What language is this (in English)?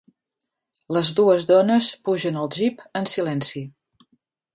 Catalan